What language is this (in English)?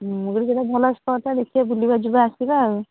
Odia